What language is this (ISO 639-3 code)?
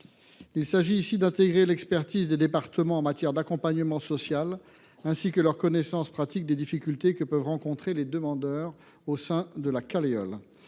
fra